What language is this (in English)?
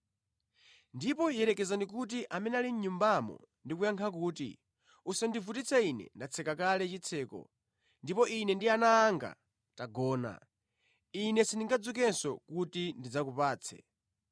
Nyanja